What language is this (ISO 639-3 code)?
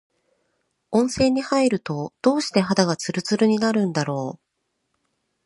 jpn